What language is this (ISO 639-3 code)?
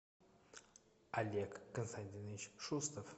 rus